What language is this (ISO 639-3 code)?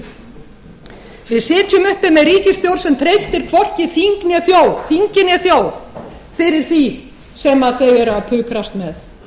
isl